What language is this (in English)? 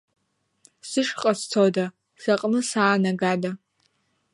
Abkhazian